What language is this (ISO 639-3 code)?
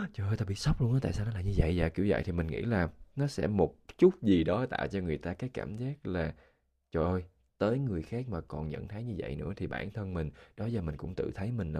vie